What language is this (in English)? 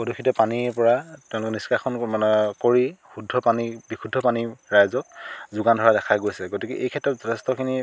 Assamese